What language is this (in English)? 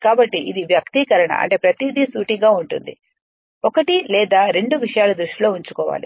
Telugu